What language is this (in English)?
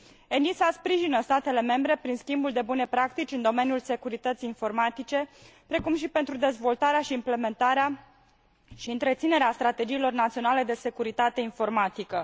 Romanian